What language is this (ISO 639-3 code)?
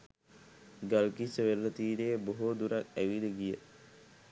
sin